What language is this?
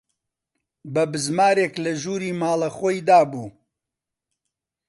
Central Kurdish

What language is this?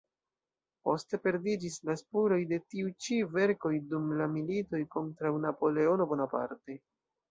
Esperanto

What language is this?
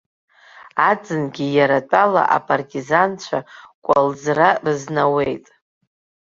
Abkhazian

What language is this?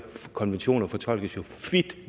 Danish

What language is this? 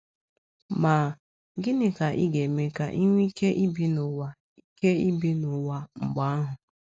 Igbo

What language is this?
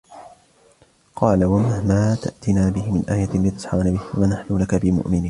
Arabic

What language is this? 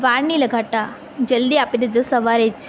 Gujarati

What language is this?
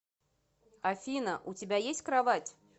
Russian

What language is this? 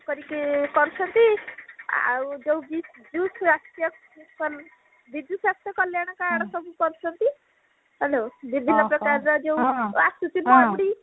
Odia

